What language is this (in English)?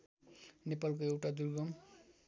Nepali